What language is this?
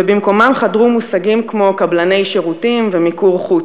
Hebrew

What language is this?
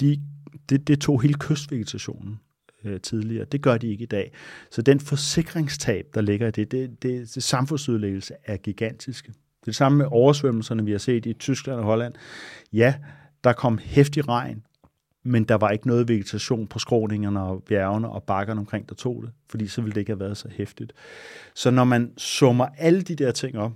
Danish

